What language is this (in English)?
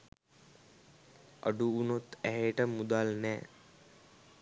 Sinhala